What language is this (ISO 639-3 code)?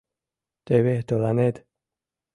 chm